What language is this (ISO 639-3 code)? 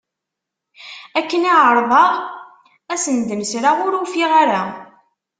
kab